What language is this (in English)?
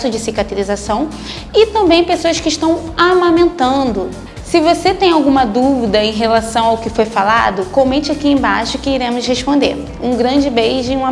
Portuguese